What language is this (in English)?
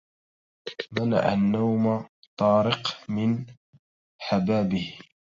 Arabic